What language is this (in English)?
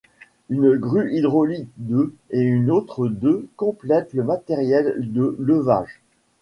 French